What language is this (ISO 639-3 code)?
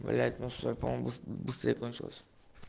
rus